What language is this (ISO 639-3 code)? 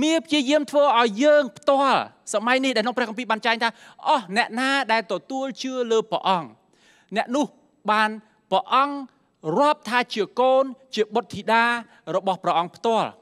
tha